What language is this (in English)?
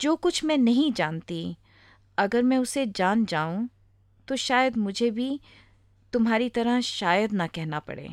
Hindi